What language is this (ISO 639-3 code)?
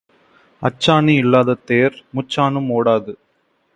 tam